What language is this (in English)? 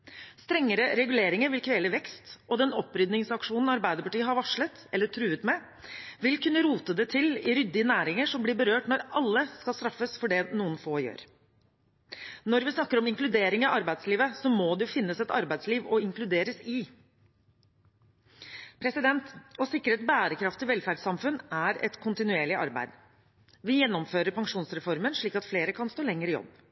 Norwegian Bokmål